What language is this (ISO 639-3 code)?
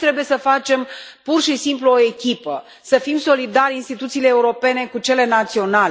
ron